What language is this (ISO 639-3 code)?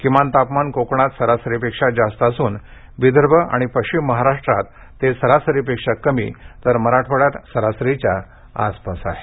mar